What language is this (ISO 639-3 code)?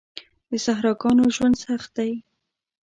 pus